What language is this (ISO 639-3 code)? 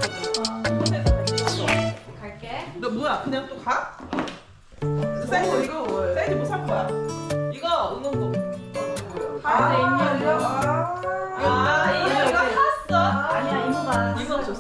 kor